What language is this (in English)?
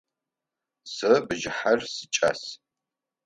Adyghe